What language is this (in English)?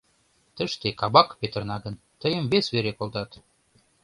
Mari